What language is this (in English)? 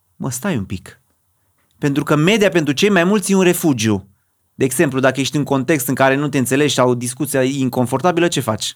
Romanian